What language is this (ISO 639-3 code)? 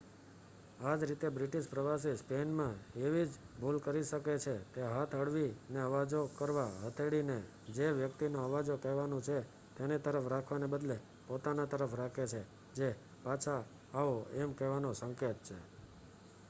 guj